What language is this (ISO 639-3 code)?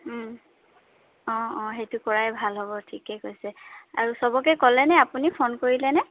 asm